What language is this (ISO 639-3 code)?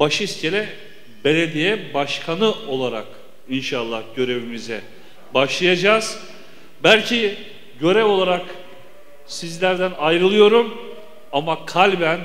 tur